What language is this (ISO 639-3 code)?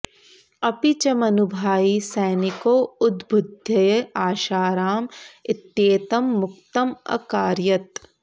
san